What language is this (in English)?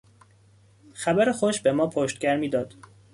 Persian